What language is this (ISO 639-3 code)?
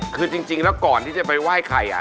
tha